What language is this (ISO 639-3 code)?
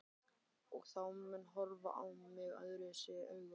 isl